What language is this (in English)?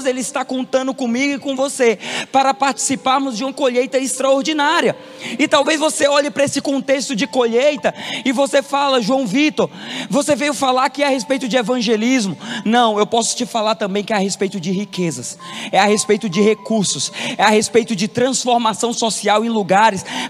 Portuguese